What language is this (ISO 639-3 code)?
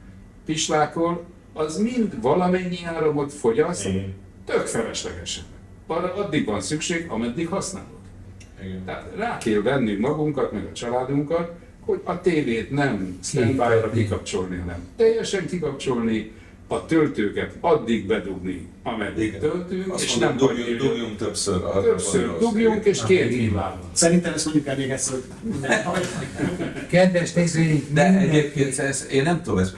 hun